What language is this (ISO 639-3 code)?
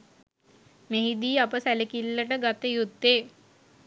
sin